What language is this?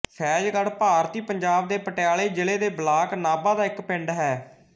Punjabi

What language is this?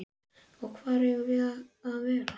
Icelandic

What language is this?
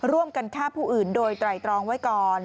Thai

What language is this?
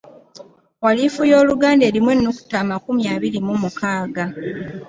Ganda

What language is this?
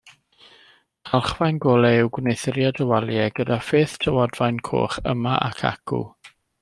Welsh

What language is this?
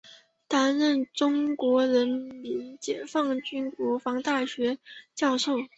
Chinese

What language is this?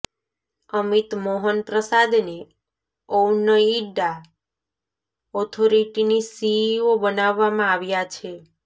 Gujarati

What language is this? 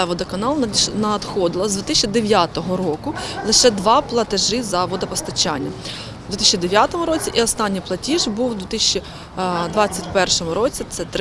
Ukrainian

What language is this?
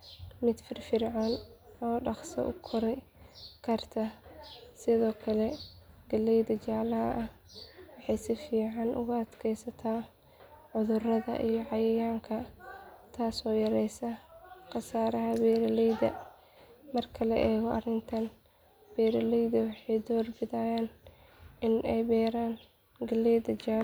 Somali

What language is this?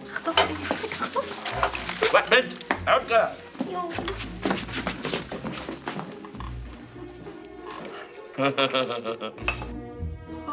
Arabic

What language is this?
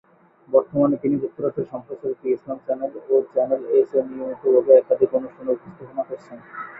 Bangla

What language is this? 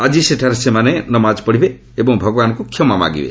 Odia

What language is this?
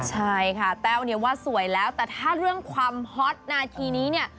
Thai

